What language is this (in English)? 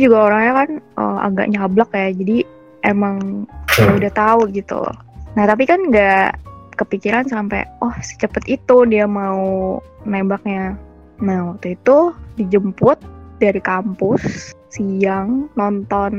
Indonesian